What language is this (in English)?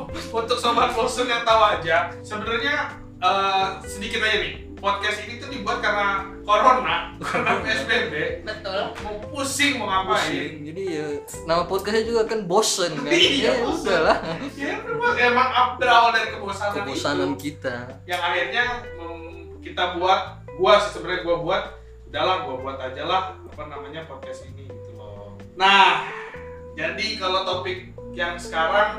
Indonesian